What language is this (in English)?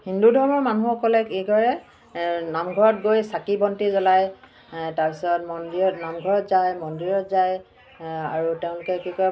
Assamese